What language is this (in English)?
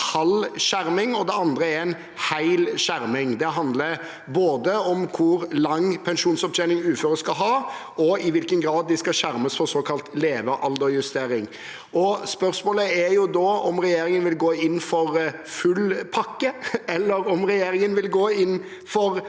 Norwegian